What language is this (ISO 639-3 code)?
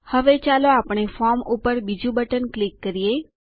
guj